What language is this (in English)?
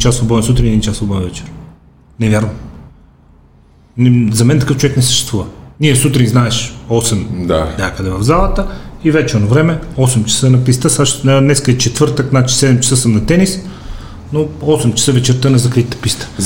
Bulgarian